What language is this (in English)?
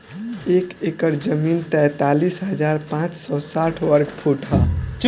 Bhojpuri